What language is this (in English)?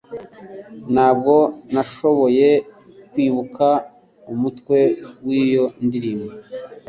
Kinyarwanda